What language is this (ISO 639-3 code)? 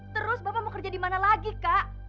ind